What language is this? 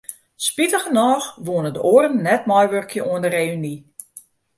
Western Frisian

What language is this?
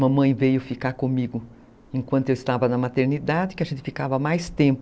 Portuguese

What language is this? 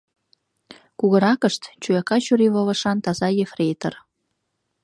Mari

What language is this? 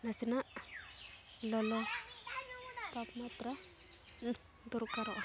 Santali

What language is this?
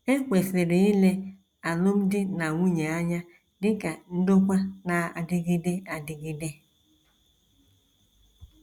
Igbo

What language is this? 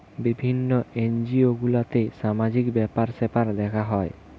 Bangla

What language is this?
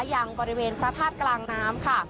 Thai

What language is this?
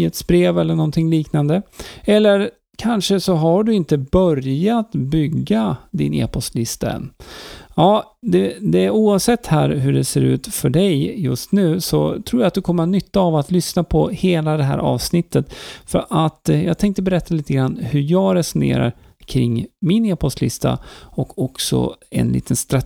Swedish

